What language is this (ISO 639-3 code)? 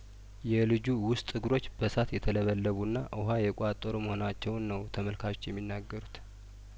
amh